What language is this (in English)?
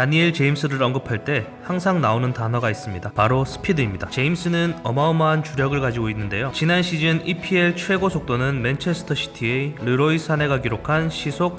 Korean